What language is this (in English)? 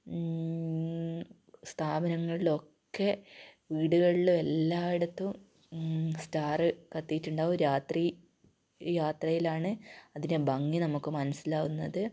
Malayalam